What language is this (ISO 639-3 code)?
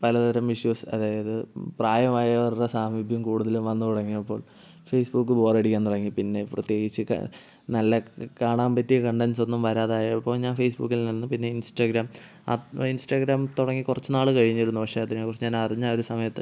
mal